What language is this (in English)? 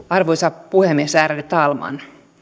Finnish